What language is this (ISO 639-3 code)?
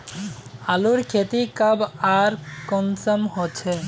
mag